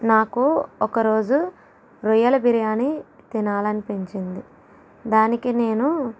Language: Telugu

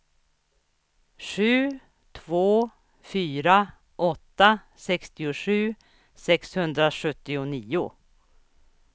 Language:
Swedish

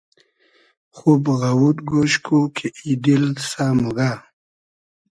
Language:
Hazaragi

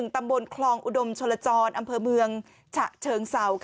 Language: Thai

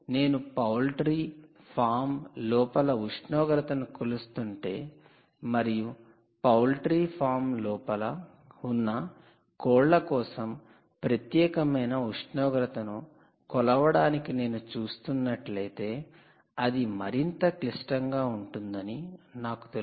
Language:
Telugu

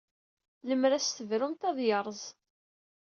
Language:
Kabyle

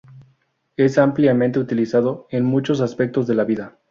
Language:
Spanish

